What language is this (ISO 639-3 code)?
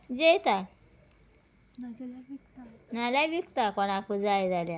kok